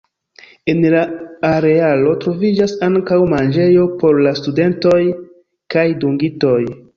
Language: Esperanto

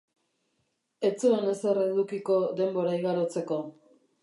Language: Basque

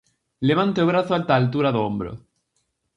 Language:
Galician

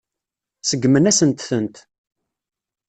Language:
Kabyle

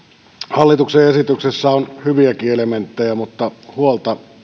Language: Finnish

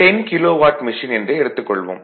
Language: Tamil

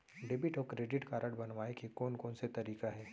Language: Chhattisgarhi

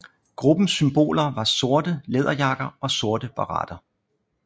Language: Danish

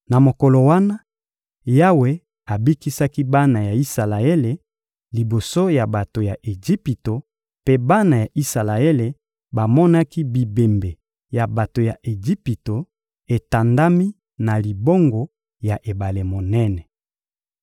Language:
Lingala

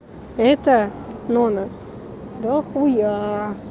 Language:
Russian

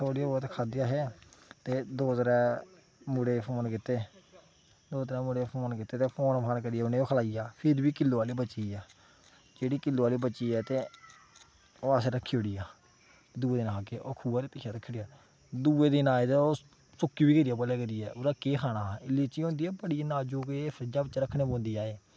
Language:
Dogri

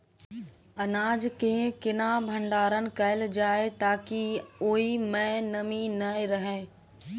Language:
Maithili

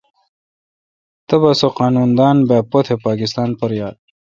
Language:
Kalkoti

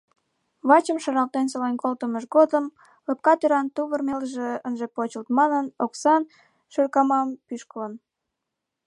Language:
Mari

